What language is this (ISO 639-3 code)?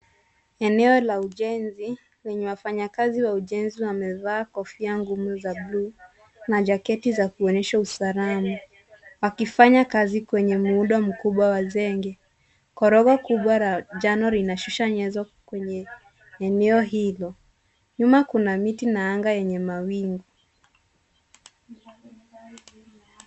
swa